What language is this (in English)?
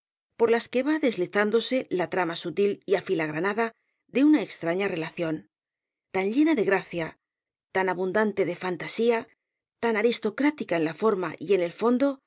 Spanish